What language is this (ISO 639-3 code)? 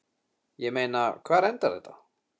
isl